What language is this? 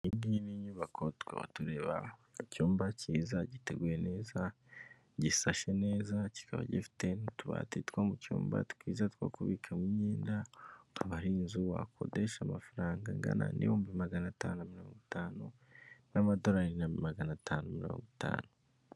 Kinyarwanda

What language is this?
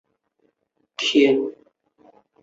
Chinese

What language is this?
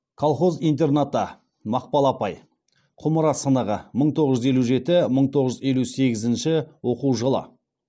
Kazakh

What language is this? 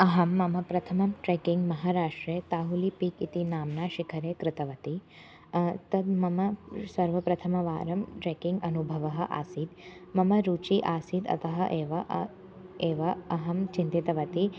Sanskrit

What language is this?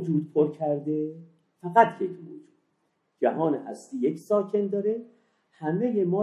Persian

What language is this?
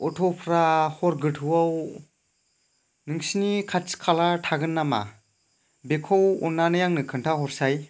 Bodo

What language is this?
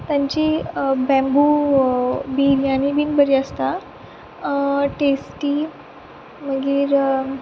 Konkani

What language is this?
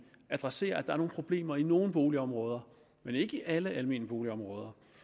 Danish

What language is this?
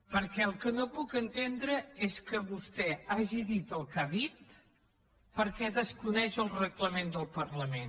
Catalan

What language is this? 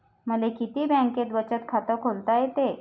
Marathi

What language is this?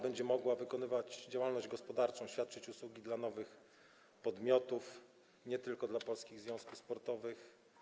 Polish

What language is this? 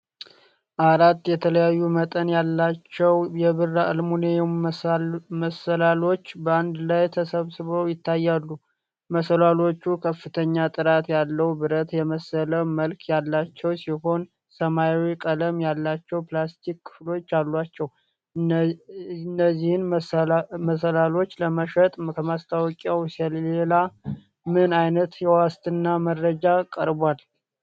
Amharic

